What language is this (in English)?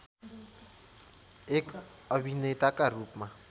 Nepali